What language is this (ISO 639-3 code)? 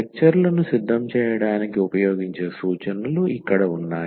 tel